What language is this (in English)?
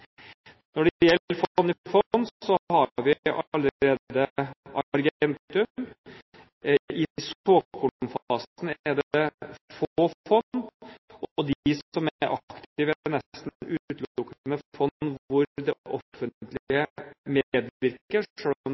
Norwegian Bokmål